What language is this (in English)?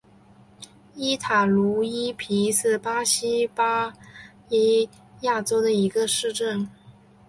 Chinese